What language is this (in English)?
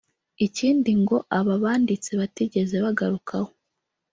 Kinyarwanda